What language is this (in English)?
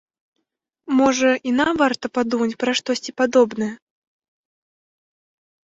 Belarusian